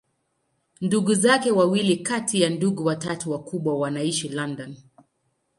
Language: Swahili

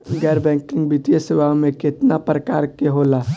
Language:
Bhojpuri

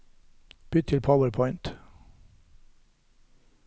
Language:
Norwegian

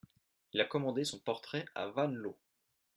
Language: French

